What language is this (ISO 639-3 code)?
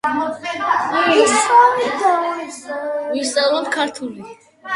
kat